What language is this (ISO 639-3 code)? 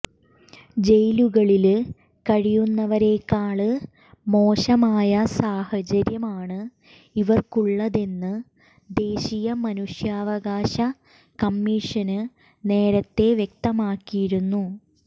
mal